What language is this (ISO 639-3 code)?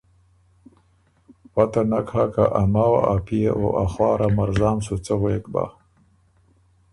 oru